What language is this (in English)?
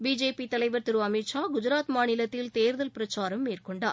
Tamil